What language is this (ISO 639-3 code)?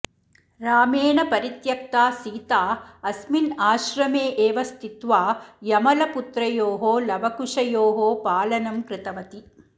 san